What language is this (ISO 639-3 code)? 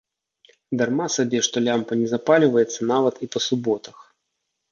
bel